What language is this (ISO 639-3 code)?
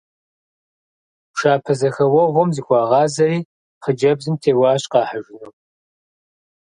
kbd